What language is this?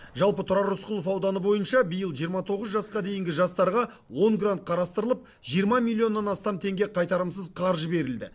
Kazakh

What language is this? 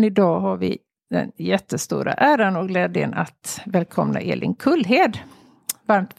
Swedish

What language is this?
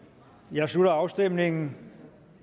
Danish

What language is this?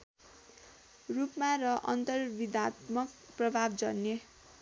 Nepali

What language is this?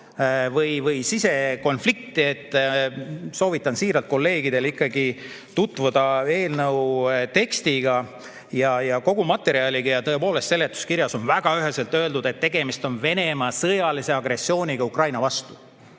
Estonian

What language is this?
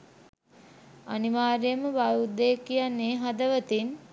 Sinhala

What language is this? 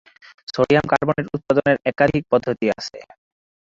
Bangla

